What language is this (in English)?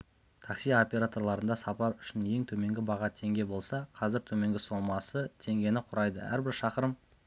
Kazakh